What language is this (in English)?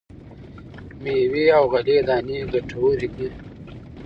Pashto